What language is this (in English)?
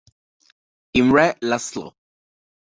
Italian